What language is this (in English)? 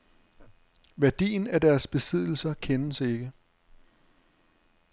Danish